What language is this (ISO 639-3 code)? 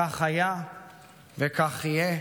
heb